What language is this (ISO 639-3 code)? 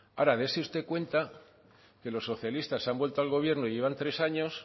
spa